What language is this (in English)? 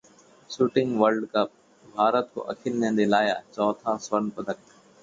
Hindi